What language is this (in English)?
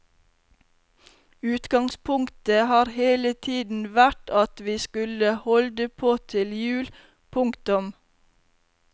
Norwegian